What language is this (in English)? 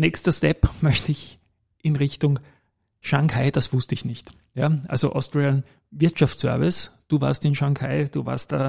German